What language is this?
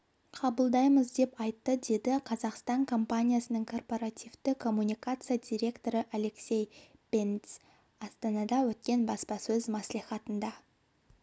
Kazakh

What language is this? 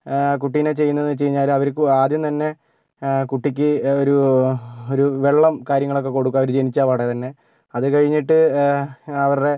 Malayalam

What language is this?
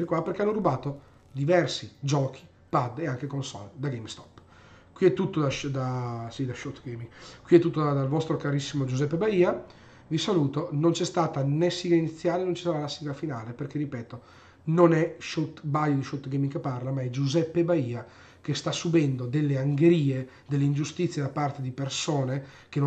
Italian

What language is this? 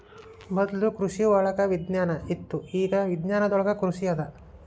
Kannada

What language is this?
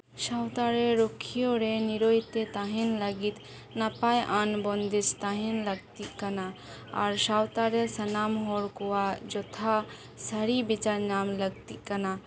Santali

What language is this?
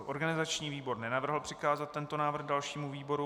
Czech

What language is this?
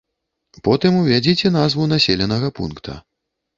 Belarusian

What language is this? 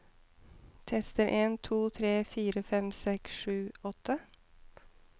Norwegian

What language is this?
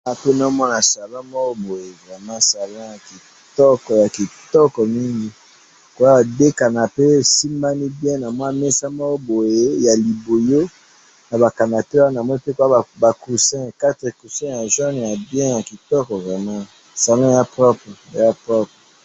Lingala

